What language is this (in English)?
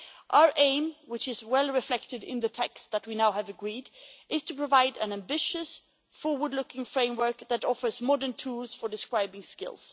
English